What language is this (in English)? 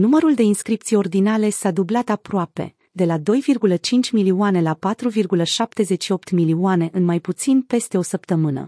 Romanian